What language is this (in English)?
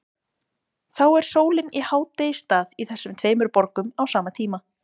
Icelandic